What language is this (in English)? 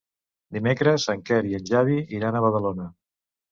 Catalan